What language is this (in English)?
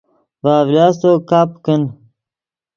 Yidgha